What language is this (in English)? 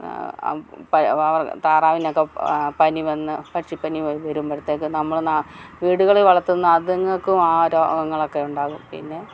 Malayalam